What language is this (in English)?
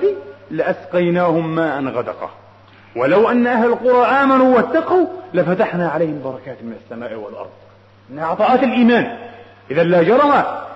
Arabic